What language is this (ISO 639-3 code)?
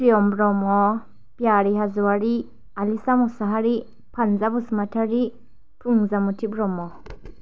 brx